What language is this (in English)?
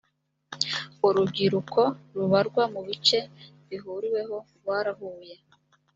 Kinyarwanda